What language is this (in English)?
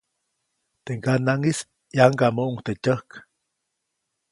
Copainalá Zoque